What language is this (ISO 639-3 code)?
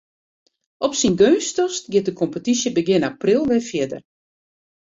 fry